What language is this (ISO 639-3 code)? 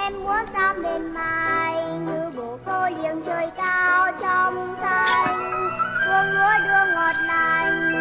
vie